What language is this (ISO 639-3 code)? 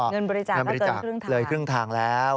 tha